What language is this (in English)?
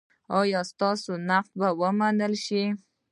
Pashto